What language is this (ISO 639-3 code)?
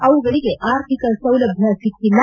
kan